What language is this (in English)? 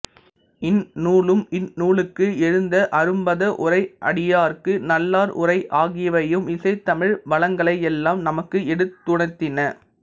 Tamil